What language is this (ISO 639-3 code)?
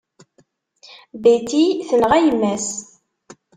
kab